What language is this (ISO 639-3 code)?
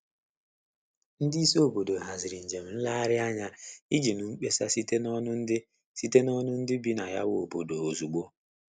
ibo